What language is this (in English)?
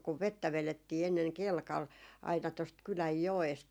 Finnish